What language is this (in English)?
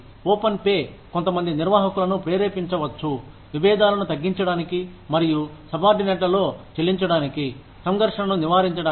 Telugu